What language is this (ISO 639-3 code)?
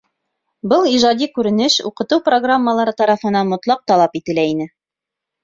bak